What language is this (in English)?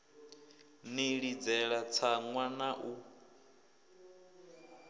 Venda